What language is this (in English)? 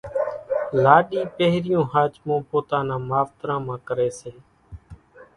Kachi Koli